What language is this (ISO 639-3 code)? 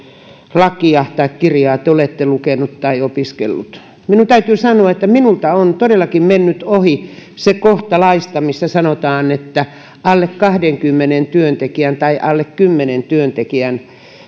fin